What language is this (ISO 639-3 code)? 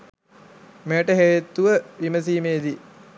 sin